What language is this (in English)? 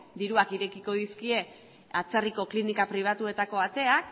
Basque